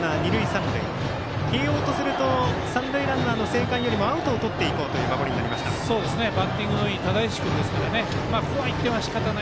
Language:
Japanese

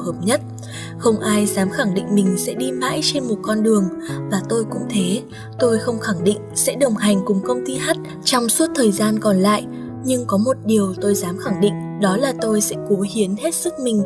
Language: Vietnamese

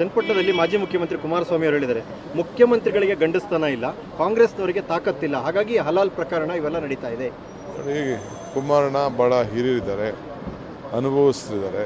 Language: Turkish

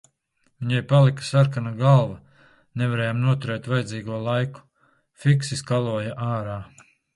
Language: Latvian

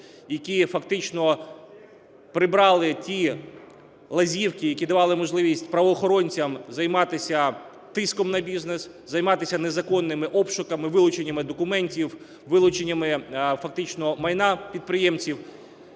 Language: Ukrainian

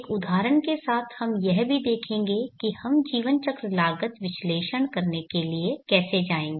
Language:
Hindi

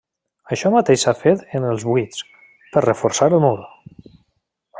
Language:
Catalan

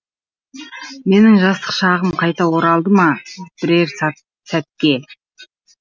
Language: Kazakh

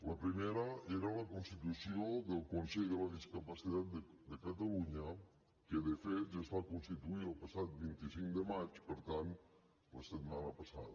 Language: Catalan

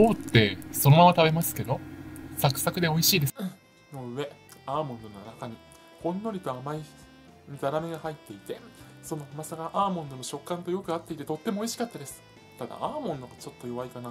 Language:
Japanese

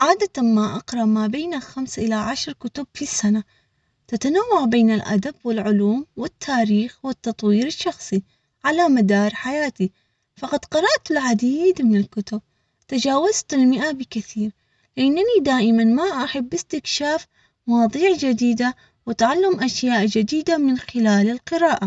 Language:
Omani Arabic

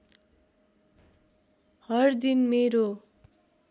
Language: Nepali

